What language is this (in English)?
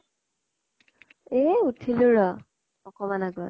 Assamese